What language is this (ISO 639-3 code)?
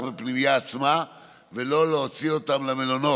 heb